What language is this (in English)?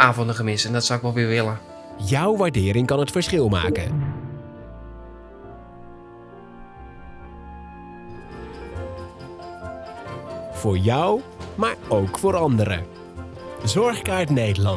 Dutch